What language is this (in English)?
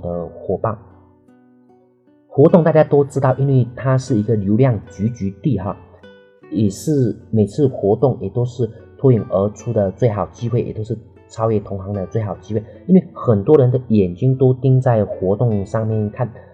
Chinese